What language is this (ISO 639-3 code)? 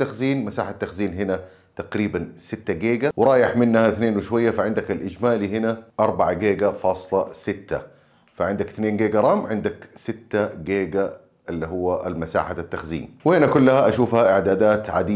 ara